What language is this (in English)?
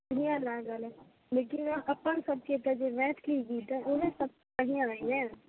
Maithili